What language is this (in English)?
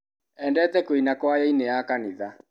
Kikuyu